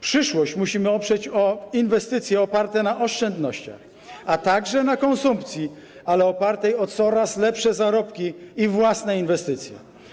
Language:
Polish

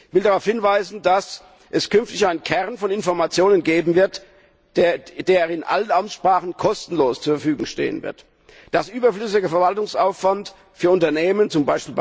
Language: German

